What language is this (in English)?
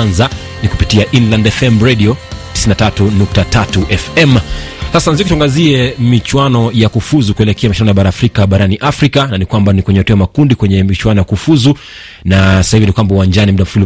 Swahili